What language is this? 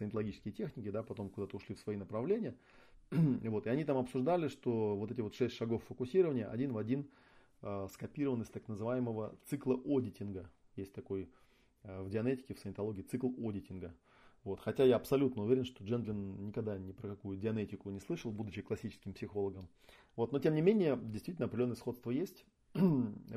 Russian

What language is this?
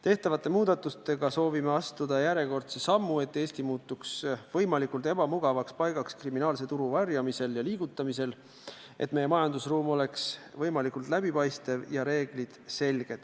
Estonian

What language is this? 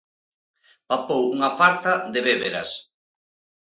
Galician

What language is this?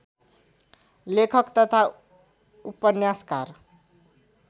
Nepali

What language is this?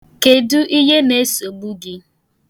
Igbo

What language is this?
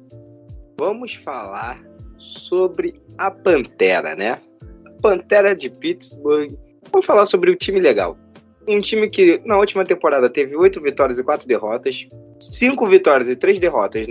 Portuguese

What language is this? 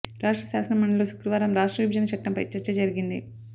Telugu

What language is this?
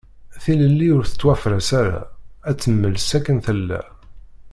Kabyle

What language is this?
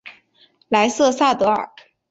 Chinese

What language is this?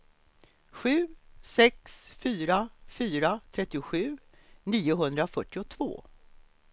Swedish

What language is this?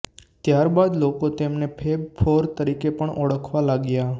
Gujarati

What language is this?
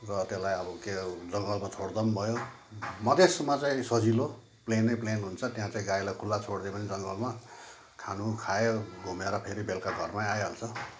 Nepali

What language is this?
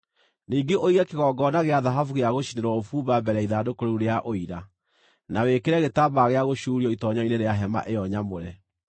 Kikuyu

